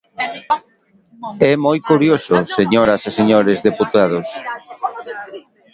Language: Galician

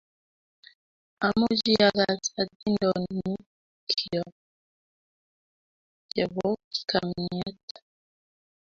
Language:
Kalenjin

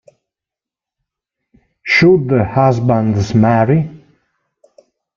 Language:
Italian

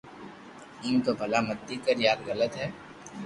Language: Loarki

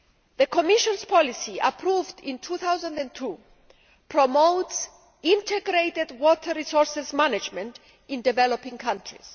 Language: English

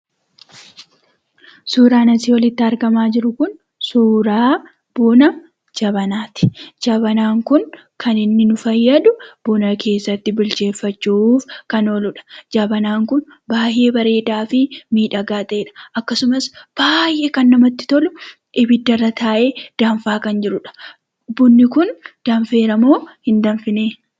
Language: Oromo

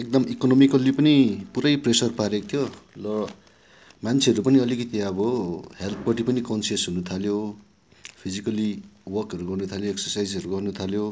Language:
Nepali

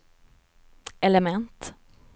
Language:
Swedish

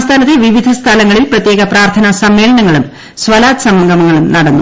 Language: Malayalam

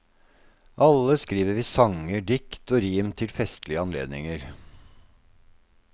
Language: Norwegian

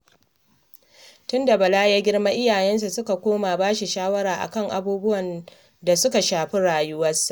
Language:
Hausa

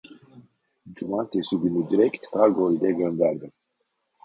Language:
Turkish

